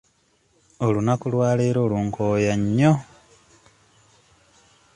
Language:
Ganda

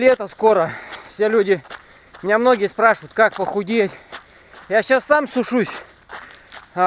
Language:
Russian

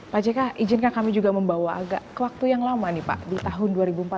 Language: Indonesian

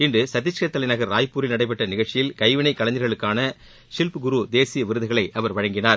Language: Tamil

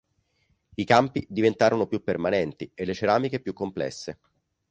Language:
Italian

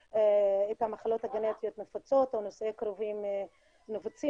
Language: Hebrew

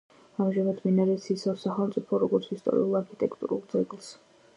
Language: Georgian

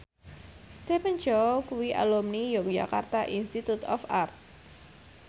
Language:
Javanese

